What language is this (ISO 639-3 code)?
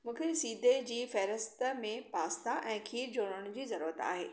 snd